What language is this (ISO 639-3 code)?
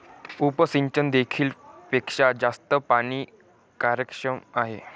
mar